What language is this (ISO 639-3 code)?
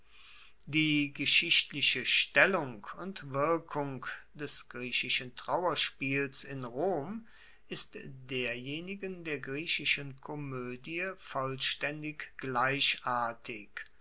deu